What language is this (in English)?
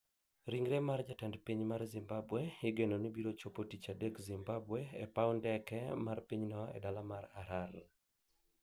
Luo (Kenya and Tanzania)